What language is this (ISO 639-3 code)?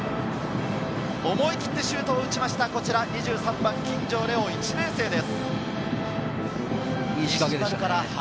jpn